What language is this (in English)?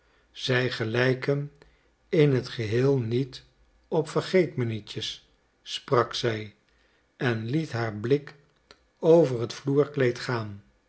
Dutch